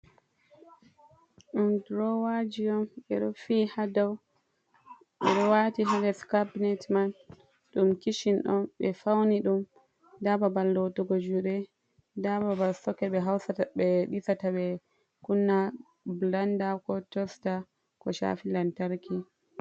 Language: Fula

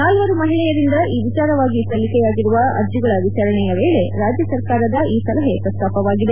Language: Kannada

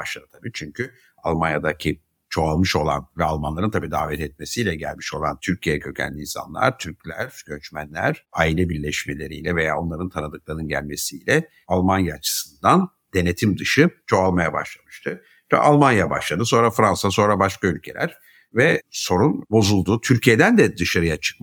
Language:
Turkish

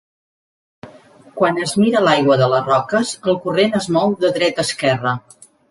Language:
Catalan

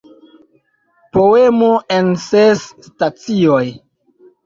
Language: Esperanto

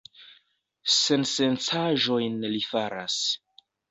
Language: Esperanto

